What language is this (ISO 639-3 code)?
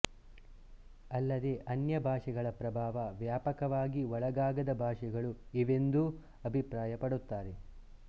kan